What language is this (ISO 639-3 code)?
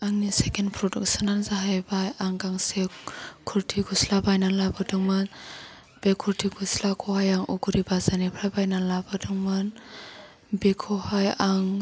brx